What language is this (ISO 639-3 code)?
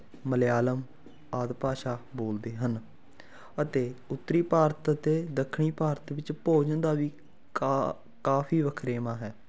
pan